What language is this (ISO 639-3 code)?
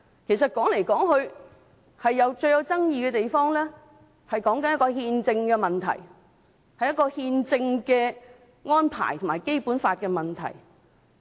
yue